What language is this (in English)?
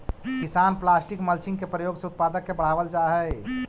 Magahi